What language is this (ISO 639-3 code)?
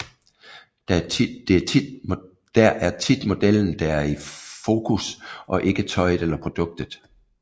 dan